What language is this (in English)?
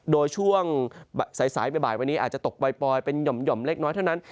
Thai